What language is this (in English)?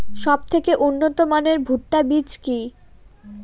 Bangla